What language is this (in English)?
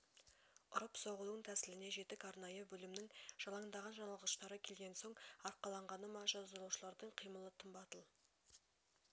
Kazakh